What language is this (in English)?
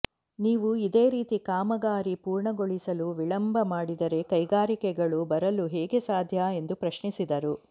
Kannada